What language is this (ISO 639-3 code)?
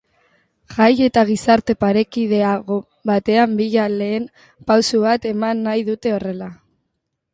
eus